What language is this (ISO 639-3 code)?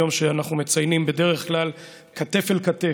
heb